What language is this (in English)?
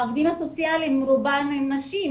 Hebrew